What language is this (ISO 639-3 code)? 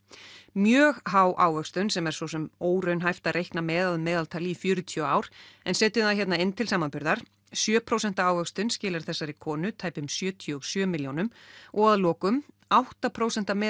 isl